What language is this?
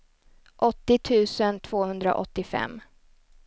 Swedish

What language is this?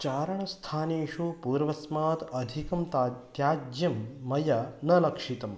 Sanskrit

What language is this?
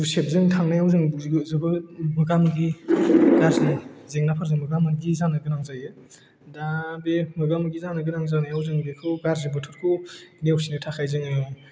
Bodo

